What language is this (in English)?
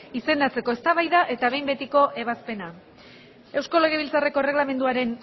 Basque